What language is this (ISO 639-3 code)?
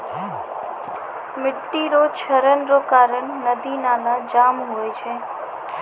mai